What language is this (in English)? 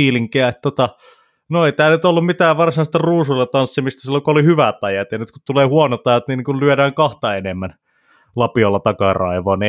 Finnish